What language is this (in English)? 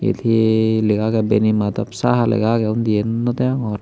Chakma